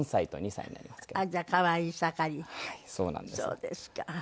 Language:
Japanese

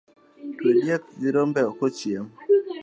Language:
Luo (Kenya and Tanzania)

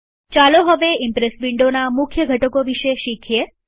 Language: Gujarati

